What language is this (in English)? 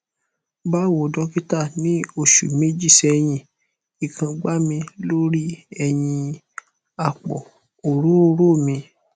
Yoruba